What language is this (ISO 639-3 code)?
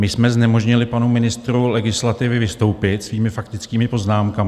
ces